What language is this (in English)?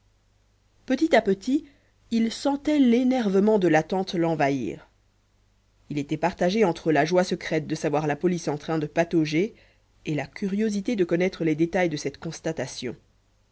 French